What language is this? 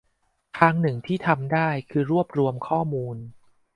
Thai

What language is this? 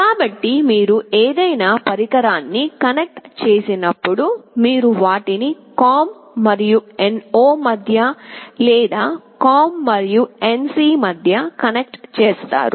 Telugu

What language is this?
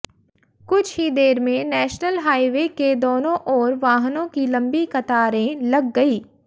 Hindi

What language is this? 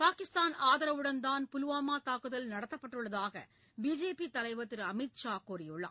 Tamil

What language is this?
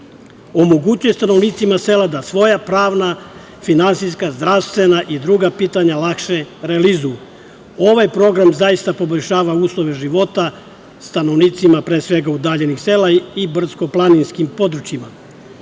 Serbian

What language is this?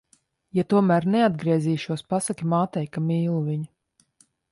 Latvian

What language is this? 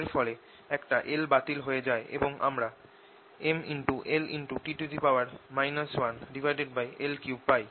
Bangla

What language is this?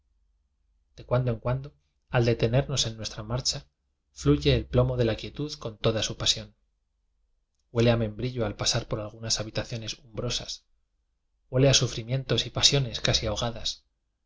Spanish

